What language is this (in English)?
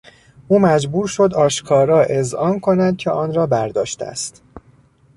Persian